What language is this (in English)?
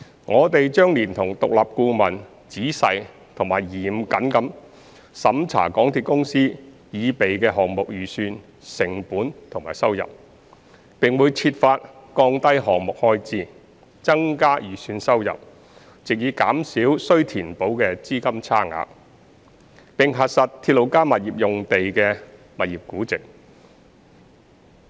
Cantonese